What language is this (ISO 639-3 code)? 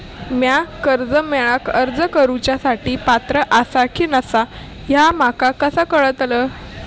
mar